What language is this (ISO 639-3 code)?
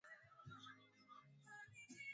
swa